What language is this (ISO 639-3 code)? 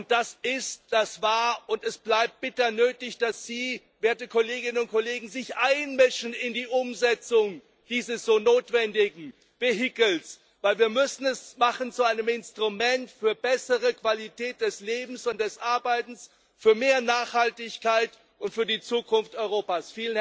deu